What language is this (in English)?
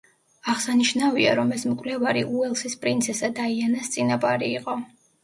Georgian